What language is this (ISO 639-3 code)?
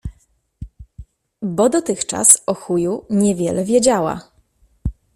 pol